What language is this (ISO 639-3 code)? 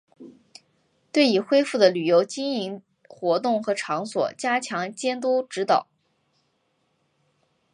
zho